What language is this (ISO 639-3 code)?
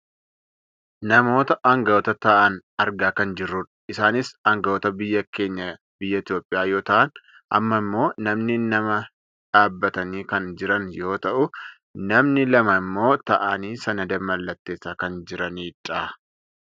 orm